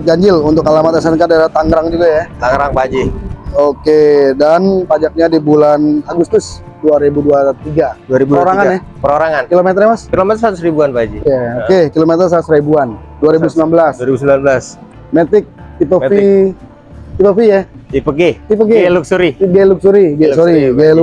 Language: Indonesian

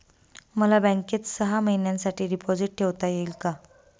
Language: Marathi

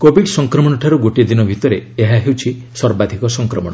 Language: Odia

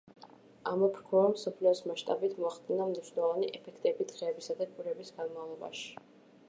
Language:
Georgian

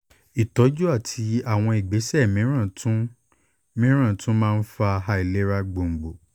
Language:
Yoruba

